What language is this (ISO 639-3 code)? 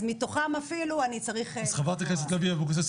heb